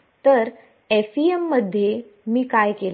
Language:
Marathi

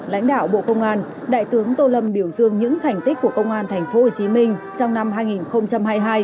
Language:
Vietnamese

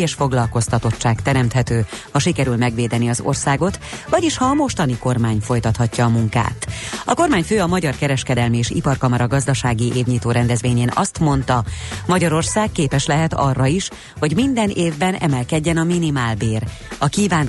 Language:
Hungarian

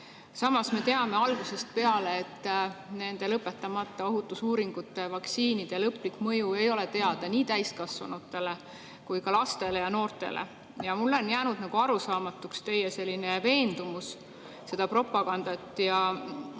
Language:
Estonian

